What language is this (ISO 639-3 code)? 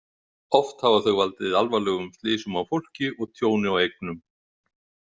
isl